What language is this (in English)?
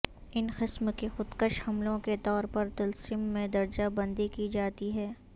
Urdu